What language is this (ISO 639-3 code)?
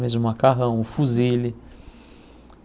por